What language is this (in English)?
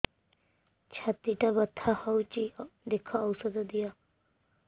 Odia